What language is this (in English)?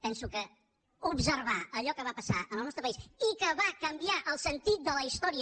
Catalan